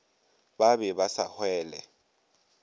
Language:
Northern Sotho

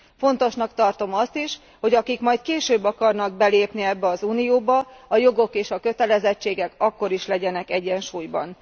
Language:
Hungarian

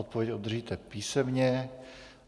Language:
Czech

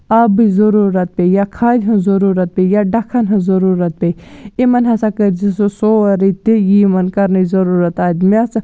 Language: Kashmiri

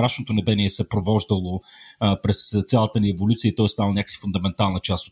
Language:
Bulgarian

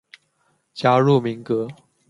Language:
Chinese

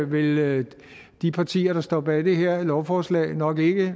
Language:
Danish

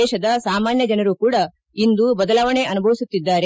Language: Kannada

